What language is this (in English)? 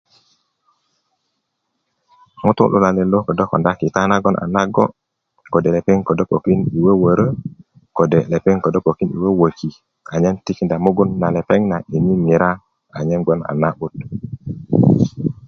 Kuku